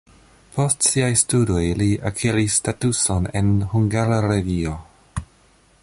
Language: Esperanto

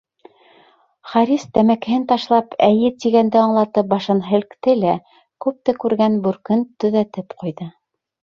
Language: Bashkir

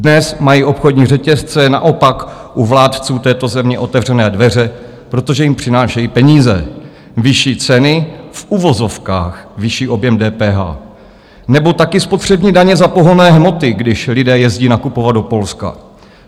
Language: Czech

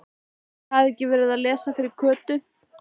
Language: Icelandic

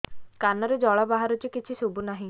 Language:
Odia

